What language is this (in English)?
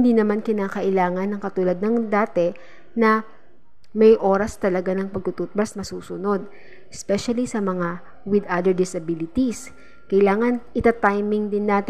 Filipino